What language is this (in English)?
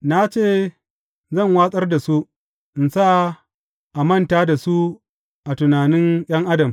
Hausa